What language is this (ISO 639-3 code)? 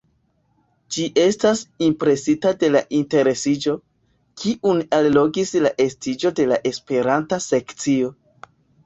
epo